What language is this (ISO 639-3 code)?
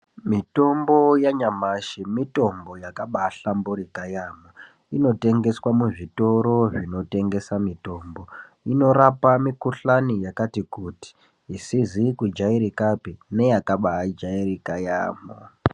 ndc